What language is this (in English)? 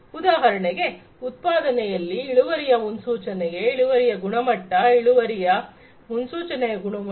Kannada